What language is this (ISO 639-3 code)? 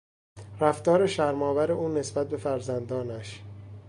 fas